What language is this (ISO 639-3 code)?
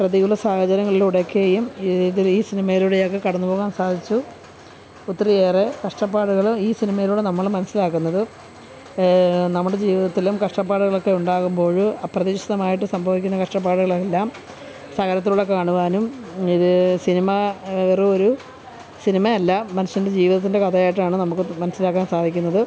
mal